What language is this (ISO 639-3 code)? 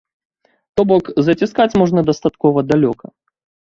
bel